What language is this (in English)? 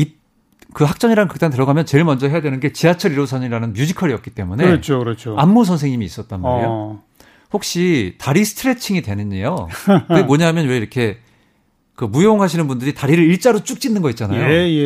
Korean